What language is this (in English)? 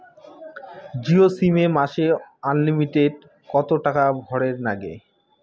Bangla